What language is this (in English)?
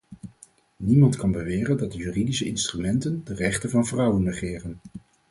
Dutch